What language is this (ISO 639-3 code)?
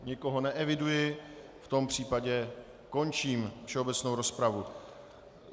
ces